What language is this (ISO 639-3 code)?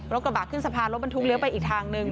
tha